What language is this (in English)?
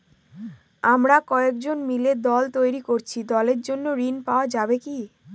Bangla